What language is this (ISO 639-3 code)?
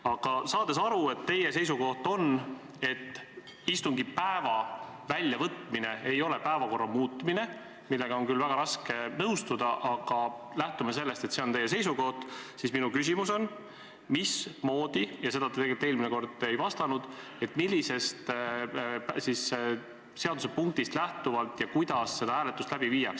est